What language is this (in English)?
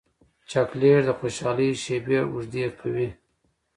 Pashto